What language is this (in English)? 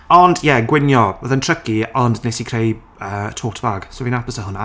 Welsh